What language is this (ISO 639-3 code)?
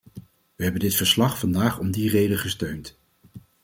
nld